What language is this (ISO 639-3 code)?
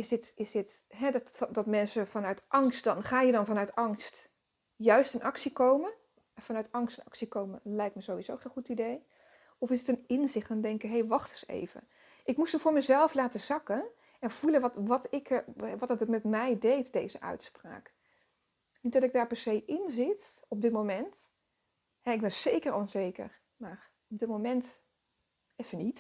nld